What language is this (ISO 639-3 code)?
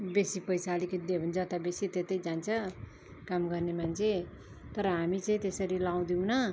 nep